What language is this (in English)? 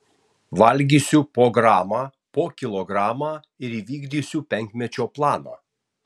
Lithuanian